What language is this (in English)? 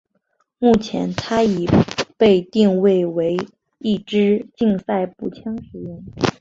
Chinese